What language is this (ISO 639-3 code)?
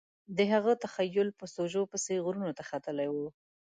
pus